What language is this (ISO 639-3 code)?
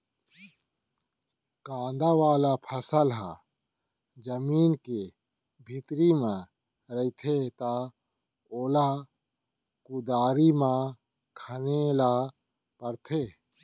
hne